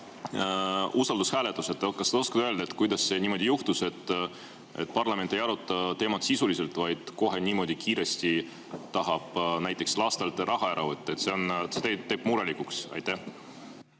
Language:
Estonian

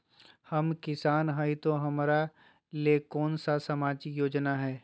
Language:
Magahi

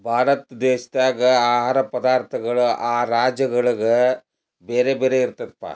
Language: Kannada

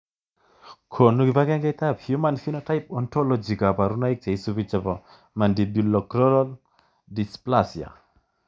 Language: Kalenjin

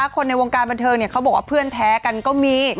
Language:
Thai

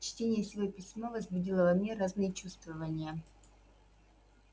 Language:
Russian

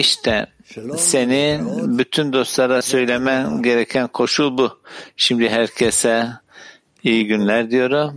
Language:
Turkish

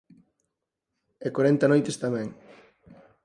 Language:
Galician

